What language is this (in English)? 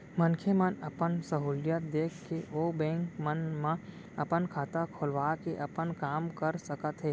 Chhattisgarhi